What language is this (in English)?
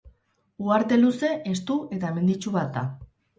Basque